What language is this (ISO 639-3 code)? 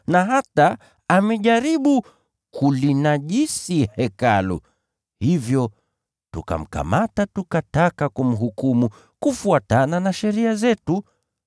swa